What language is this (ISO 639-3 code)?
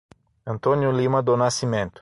por